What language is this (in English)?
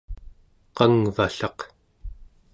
Central Yupik